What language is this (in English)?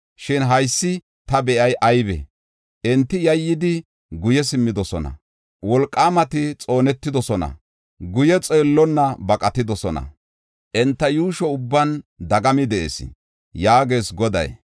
Gofa